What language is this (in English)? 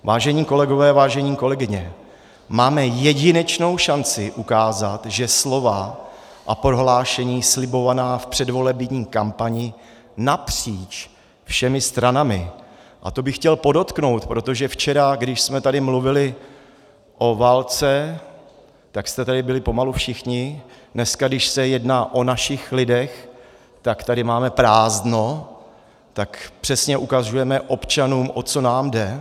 Czech